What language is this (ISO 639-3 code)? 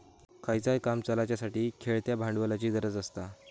mar